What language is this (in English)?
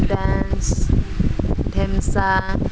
Odia